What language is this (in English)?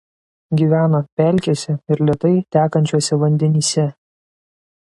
Lithuanian